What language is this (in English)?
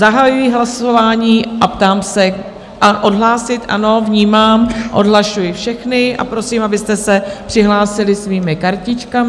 Czech